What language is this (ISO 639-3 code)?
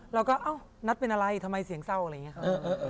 tha